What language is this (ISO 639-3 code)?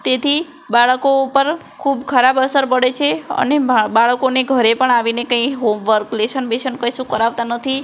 guj